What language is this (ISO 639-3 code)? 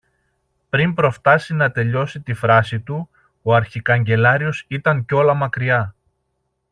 ell